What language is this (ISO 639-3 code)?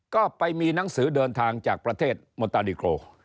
tha